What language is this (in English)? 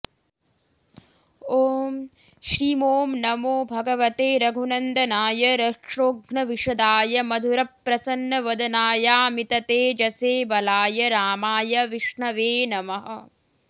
Sanskrit